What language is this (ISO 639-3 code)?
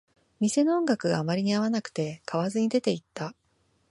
jpn